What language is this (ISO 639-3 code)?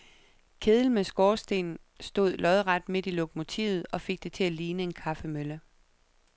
dan